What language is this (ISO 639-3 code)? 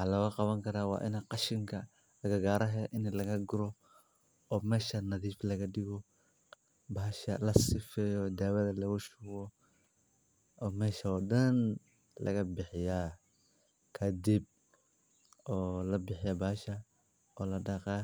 som